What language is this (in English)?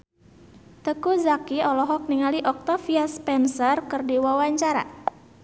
Sundanese